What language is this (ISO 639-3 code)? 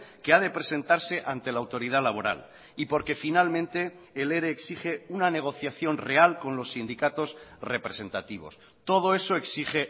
spa